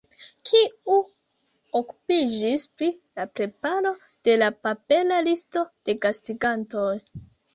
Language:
Esperanto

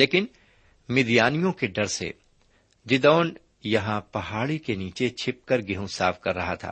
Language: Urdu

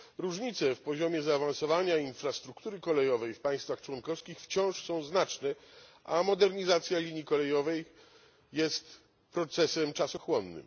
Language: Polish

